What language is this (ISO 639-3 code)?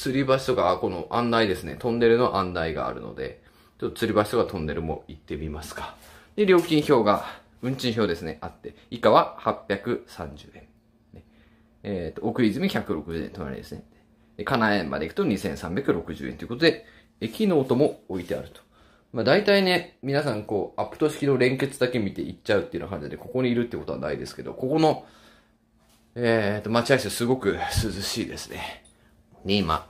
jpn